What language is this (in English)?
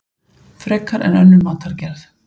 Icelandic